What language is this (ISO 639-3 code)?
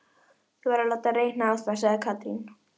isl